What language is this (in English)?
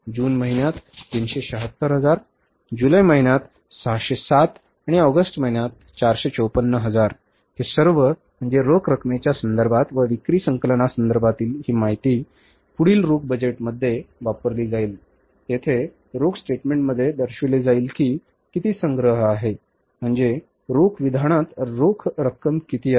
Marathi